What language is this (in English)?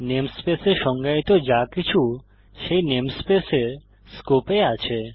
Bangla